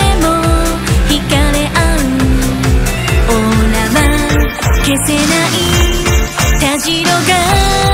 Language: Japanese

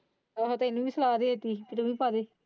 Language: Punjabi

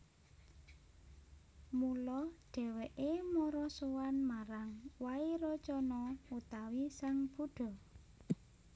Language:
Javanese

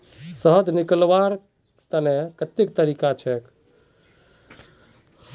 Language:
Magahi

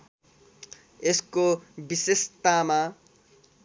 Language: Nepali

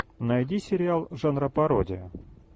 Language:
Russian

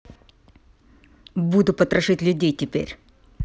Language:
Russian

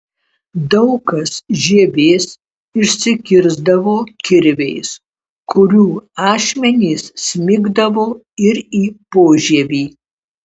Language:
Lithuanian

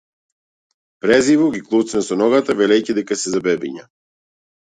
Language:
Macedonian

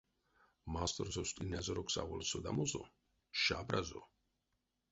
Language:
Erzya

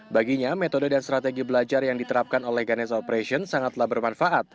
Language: Indonesian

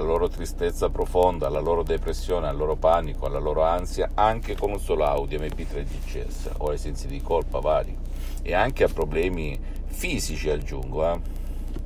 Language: Italian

